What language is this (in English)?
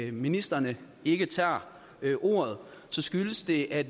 Danish